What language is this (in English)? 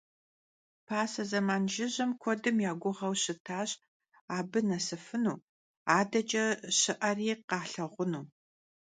Kabardian